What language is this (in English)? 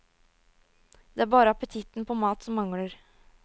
Norwegian